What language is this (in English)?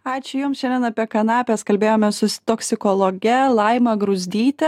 Lithuanian